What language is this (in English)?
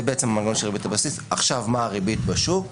Hebrew